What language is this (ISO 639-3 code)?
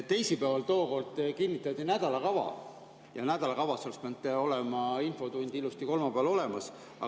est